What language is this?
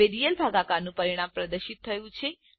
Gujarati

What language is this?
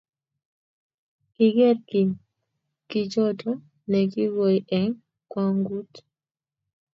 Kalenjin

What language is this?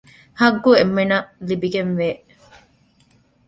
Divehi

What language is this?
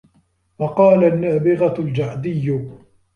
Arabic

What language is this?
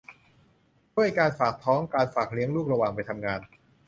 Thai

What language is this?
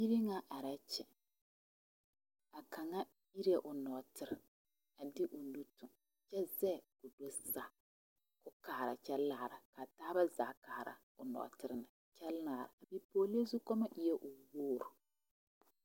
Southern Dagaare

